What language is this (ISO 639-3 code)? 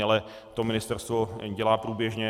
ces